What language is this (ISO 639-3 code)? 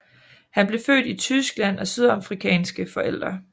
dan